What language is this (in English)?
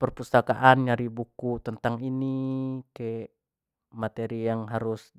Jambi Malay